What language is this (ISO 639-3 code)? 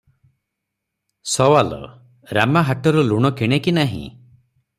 ori